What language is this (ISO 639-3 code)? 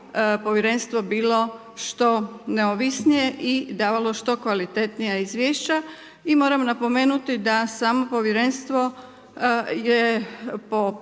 hrv